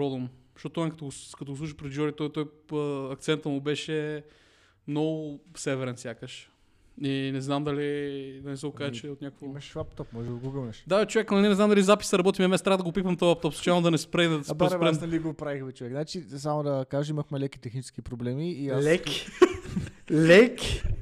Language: Bulgarian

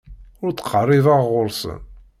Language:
Kabyle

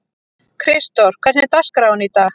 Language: Icelandic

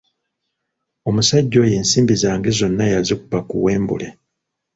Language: Ganda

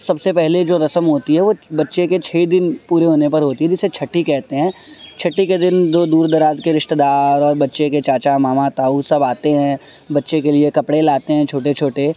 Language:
Urdu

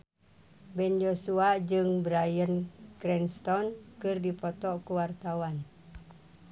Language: Sundanese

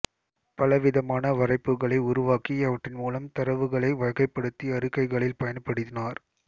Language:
Tamil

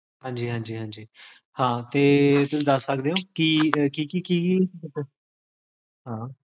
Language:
Punjabi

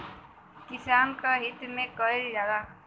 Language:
Bhojpuri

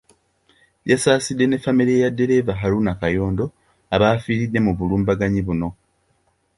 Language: Ganda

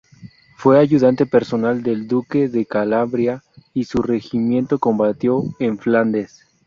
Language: Spanish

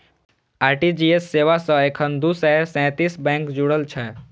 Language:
Maithili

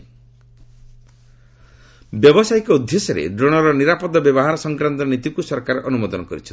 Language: Odia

